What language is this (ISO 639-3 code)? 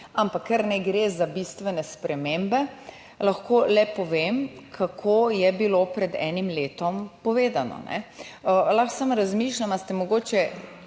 slv